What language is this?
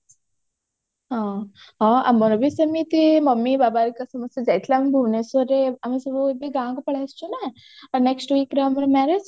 Odia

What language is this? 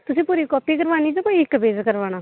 Dogri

